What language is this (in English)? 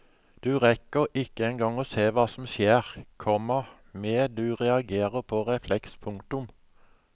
Norwegian